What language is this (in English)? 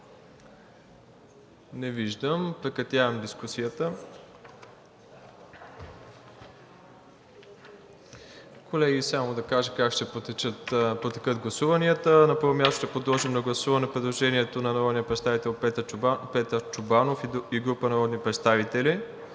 Bulgarian